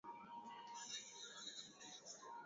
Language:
Swahili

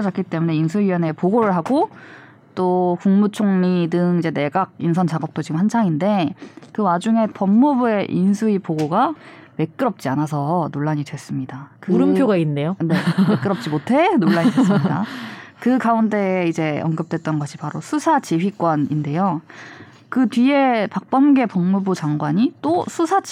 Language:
Korean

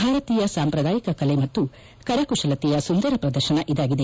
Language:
Kannada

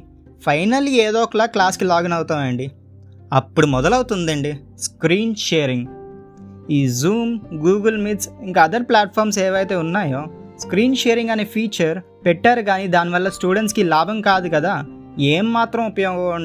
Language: Telugu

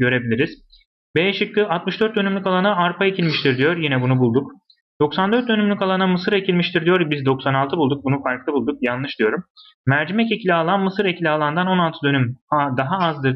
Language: Turkish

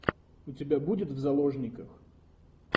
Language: Russian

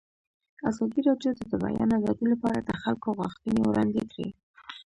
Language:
Pashto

